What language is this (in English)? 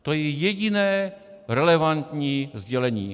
Czech